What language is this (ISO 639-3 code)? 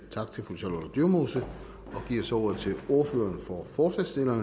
dan